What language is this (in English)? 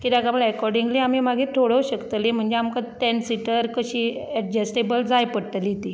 Konkani